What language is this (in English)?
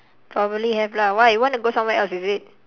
English